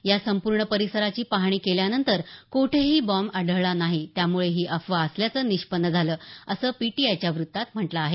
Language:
Marathi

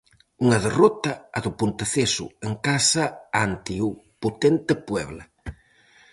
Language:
Galician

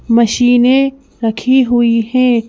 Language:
Hindi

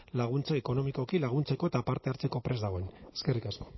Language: Basque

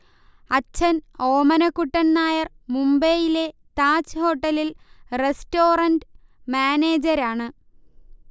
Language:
Malayalam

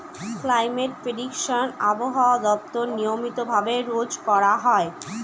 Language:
Bangla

